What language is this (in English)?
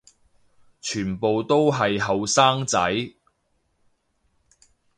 Cantonese